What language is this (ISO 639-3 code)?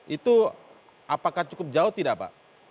ind